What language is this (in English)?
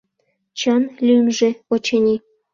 Mari